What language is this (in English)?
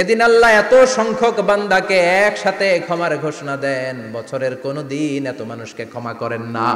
Arabic